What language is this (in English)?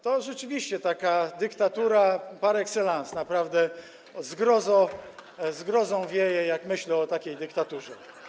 Polish